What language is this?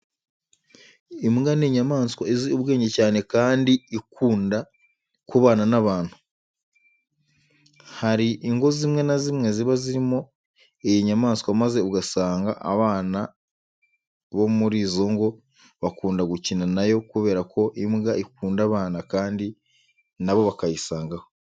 Kinyarwanda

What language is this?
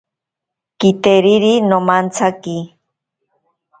Ashéninka Perené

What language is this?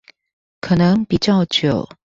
Chinese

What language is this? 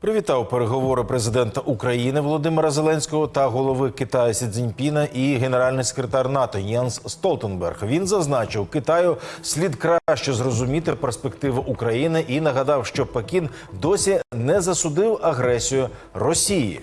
Ukrainian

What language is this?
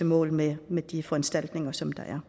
Danish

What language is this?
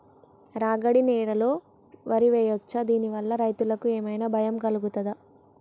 Telugu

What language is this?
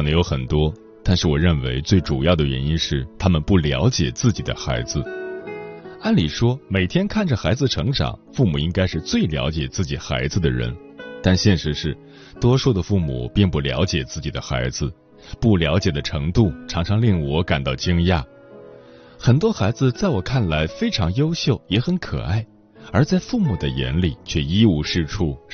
Chinese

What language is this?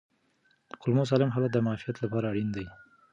Pashto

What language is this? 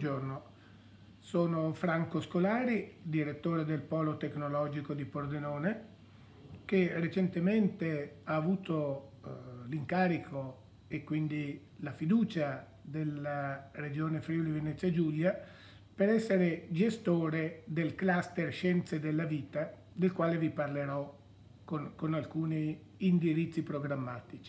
Italian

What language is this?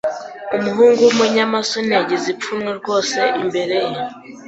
Kinyarwanda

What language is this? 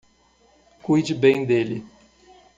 Portuguese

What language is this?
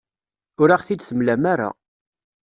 Kabyle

